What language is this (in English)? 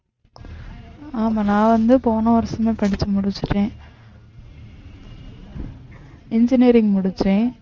Tamil